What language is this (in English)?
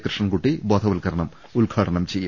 Malayalam